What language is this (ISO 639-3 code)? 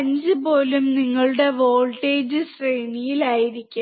mal